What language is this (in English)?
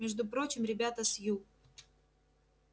Russian